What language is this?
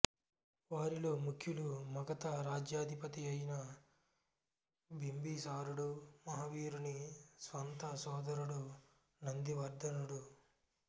Telugu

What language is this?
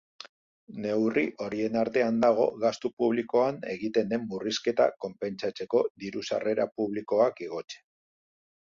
Basque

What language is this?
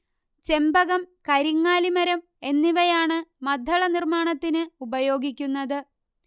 Malayalam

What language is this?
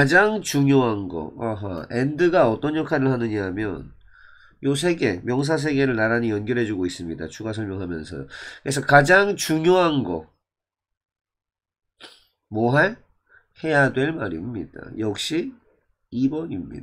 Korean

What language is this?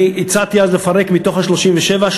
Hebrew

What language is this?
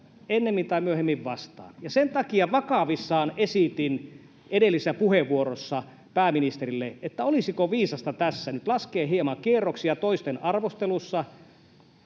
Finnish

